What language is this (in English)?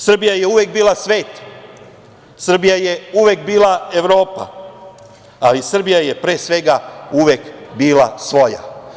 Serbian